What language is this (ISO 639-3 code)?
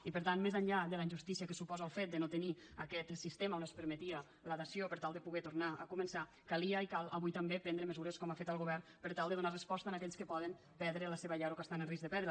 cat